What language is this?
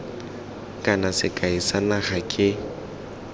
Tswana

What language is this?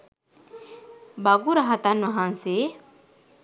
Sinhala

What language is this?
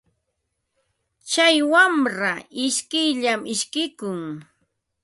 Ambo-Pasco Quechua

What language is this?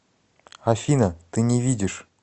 Russian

